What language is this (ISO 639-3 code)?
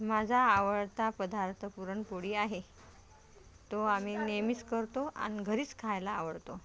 mar